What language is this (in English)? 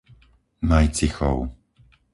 Slovak